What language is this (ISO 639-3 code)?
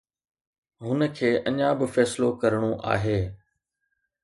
snd